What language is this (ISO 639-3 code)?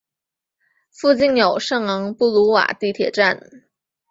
zho